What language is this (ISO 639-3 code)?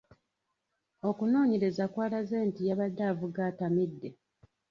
lug